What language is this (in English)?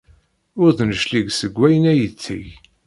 Kabyle